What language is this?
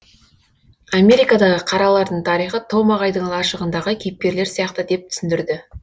Kazakh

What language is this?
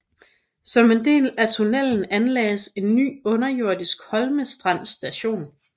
Danish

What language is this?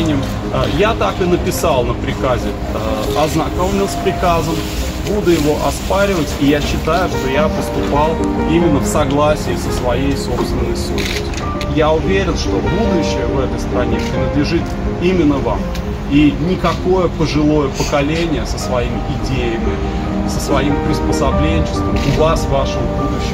Russian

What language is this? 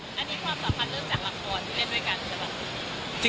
Thai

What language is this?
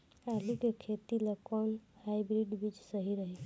Bhojpuri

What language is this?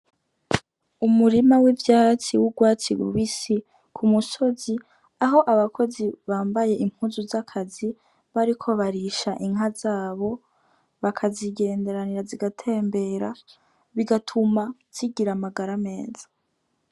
Rundi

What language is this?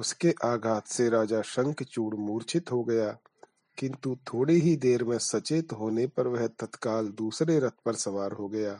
Hindi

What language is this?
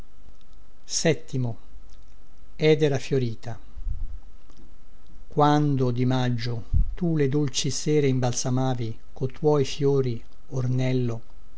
Italian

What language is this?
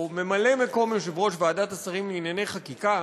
Hebrew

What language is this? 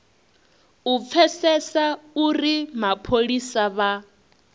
Venda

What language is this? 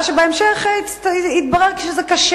Hebrew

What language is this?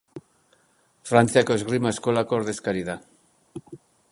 Basque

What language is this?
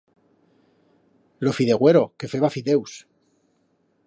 Aragonese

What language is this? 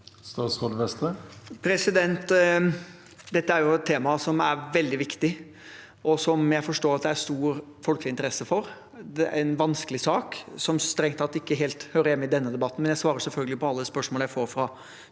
Norwegian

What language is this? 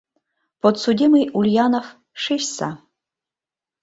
Mari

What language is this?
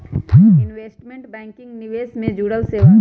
Magahi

